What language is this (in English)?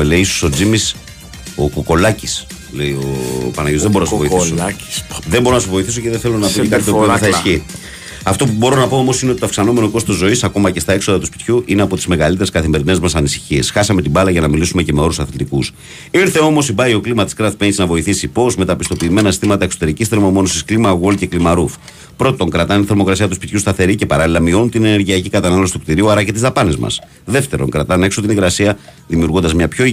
Greek